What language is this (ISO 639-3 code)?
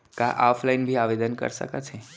hne